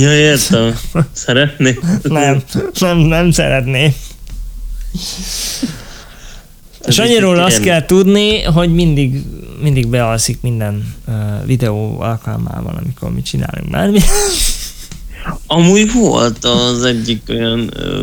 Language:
Hungarian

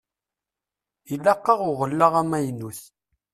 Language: Kabyle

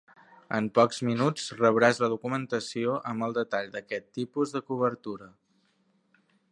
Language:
Catalan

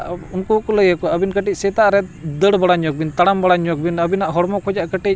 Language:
Santali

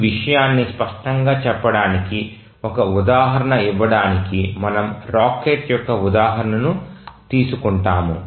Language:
Telugu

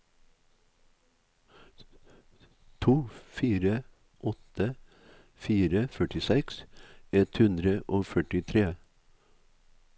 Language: Norwegian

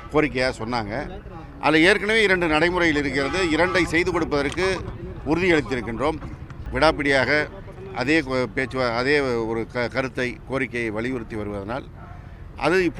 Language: Tamil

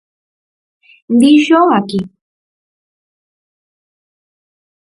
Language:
Galician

